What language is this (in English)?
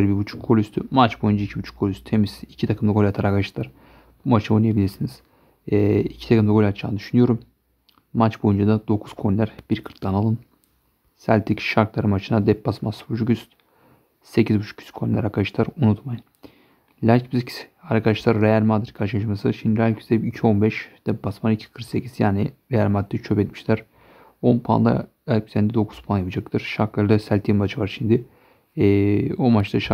Turkish